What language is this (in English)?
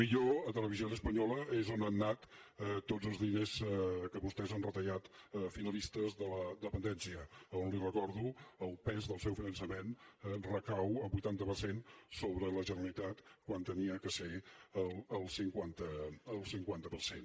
Catalan